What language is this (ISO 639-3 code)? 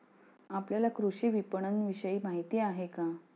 mar